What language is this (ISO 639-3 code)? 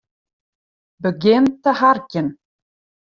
fry